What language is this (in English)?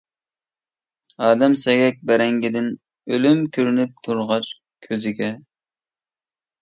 Uyghur